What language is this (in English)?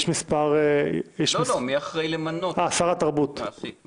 Hebrew